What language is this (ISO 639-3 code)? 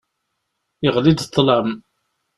kab